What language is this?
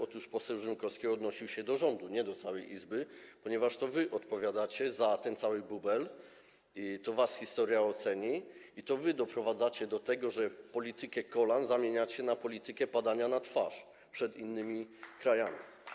Polish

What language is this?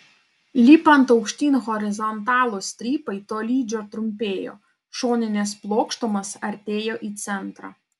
Lithuanian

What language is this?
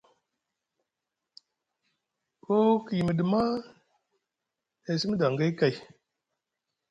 Musgu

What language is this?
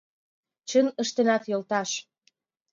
Mari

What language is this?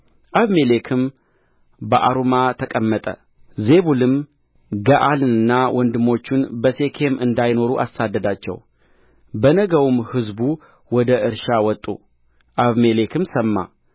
Amharic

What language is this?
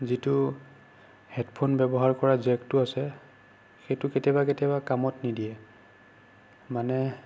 Assamese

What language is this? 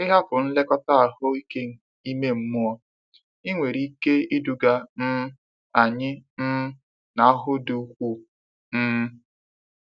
Igbo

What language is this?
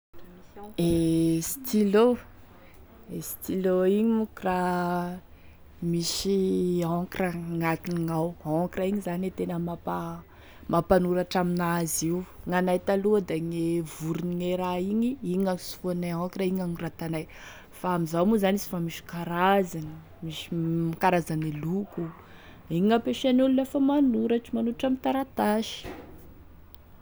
Tesaka Malagasy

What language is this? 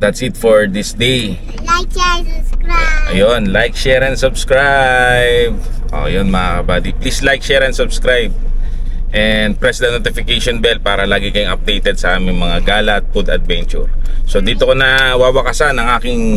Filipino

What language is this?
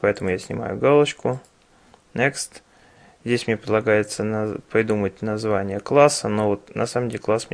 Russian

